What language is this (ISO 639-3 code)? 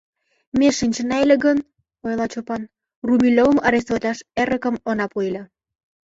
chm